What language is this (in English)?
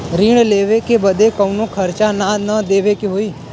Bhojpuri